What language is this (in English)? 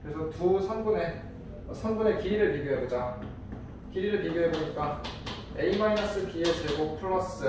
Korean